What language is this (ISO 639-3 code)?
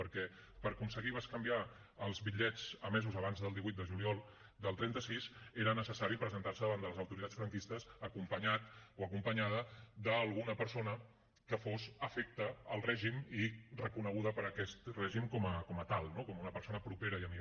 cat